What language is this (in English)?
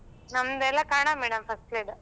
Kannada